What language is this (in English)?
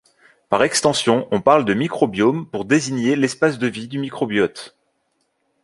French